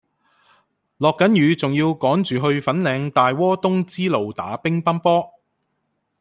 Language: Cantonese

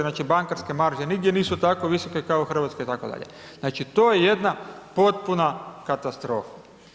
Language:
Croatian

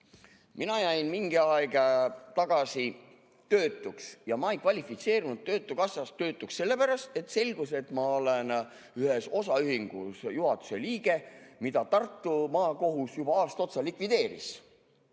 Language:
Estonian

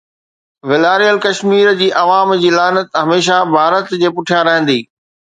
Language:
Sindhi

